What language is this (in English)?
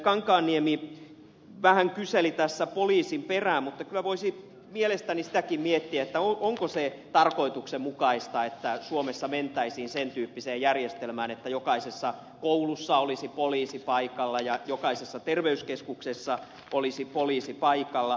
Finnish